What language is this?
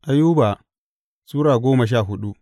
Hausa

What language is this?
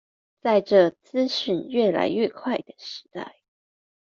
Chinese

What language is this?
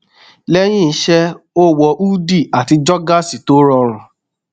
Yoruba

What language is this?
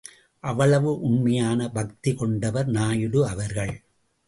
Tamil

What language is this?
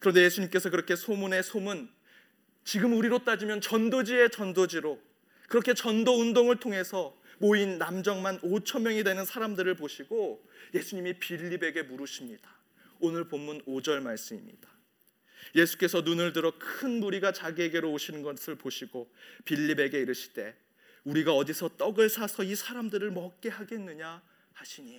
Korean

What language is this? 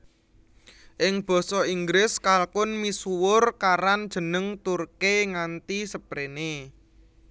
Javanese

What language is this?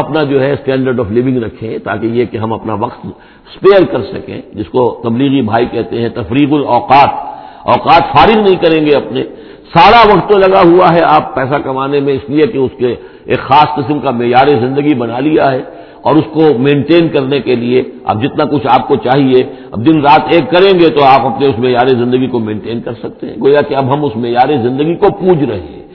Urdu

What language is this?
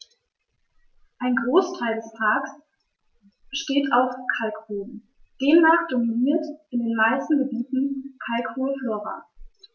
German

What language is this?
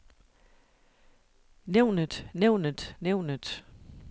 Danish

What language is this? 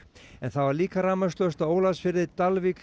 Icelandic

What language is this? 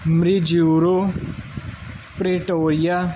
Punjabi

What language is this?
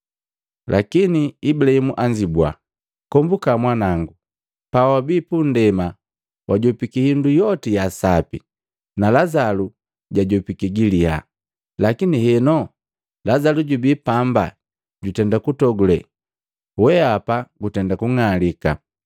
Matengo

